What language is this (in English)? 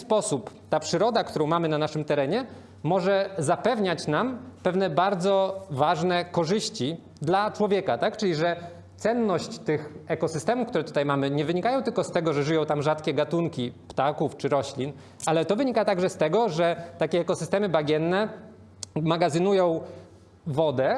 Polish